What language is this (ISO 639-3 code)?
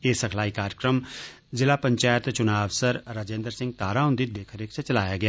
doi